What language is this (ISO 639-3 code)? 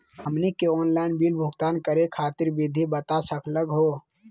mag